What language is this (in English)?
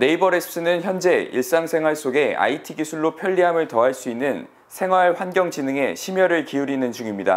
Korean